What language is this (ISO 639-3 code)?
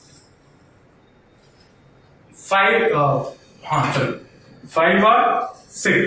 hin